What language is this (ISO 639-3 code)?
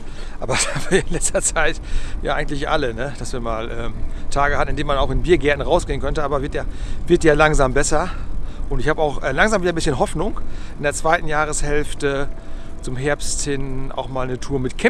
deu